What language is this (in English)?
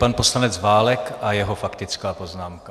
Czech